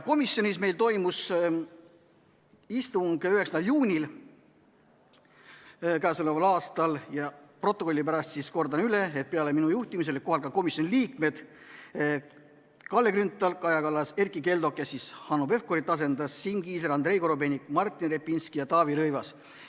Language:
Estonian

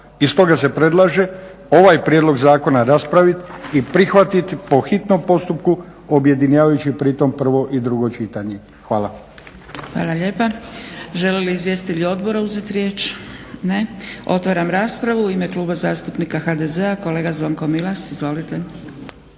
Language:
Croatian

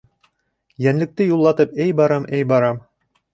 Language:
Bashkir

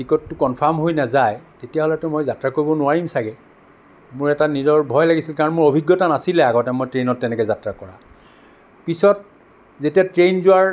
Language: Assamese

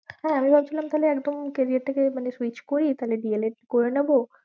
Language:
Bangla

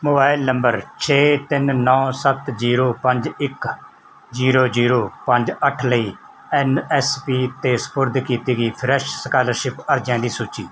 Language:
Punjabi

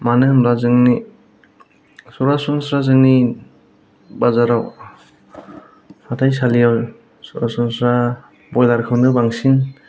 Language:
Bodo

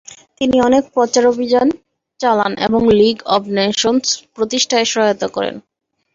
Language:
Bangla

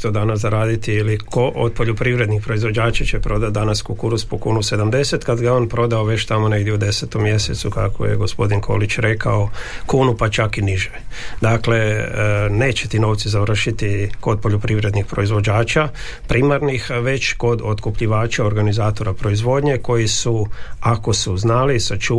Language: Croatian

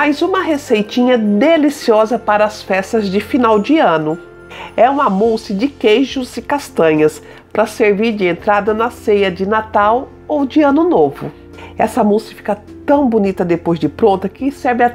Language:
Portuguese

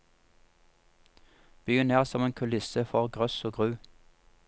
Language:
Norwegian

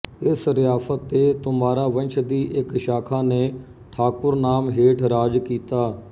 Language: Punjabi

